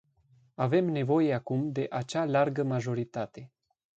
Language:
Romanian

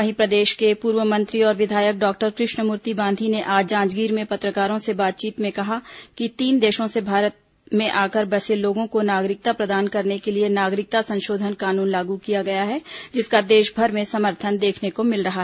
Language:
Hindi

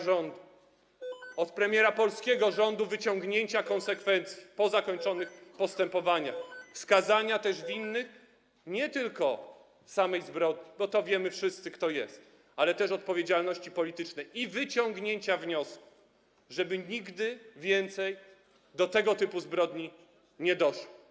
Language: Polish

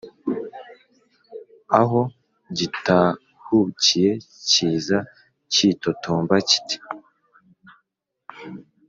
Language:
Kinyarwanda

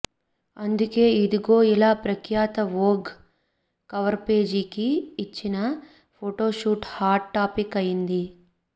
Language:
Telugu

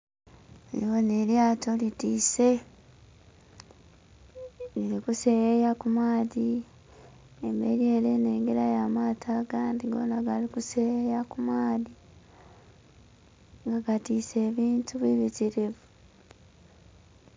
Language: Soga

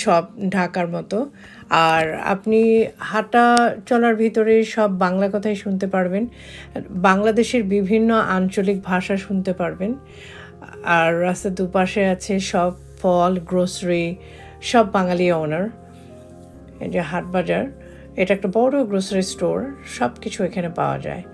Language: Hindi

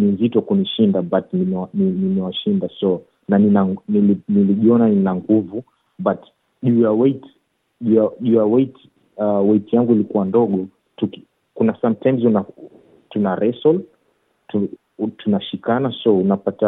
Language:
Swahili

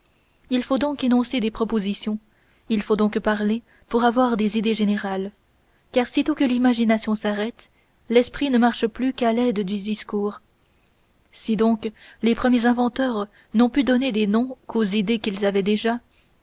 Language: French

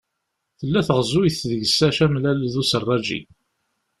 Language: Kabyle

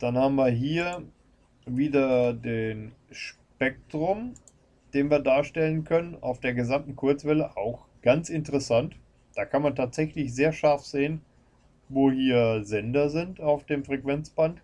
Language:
German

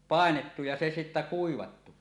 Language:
Finnish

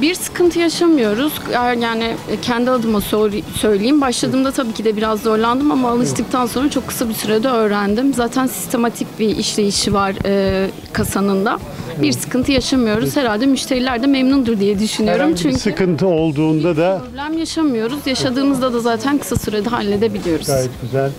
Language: Turkish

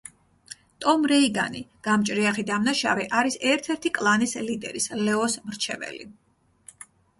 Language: Georgian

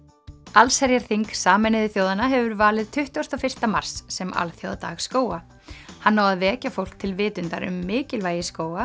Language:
Icelandic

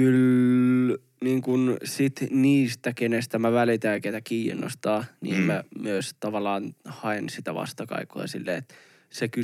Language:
Finnish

